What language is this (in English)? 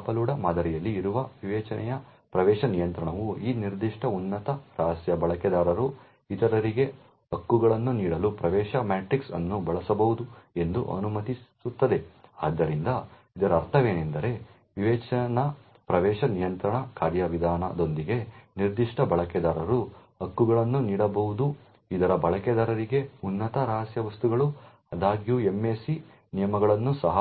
Kannada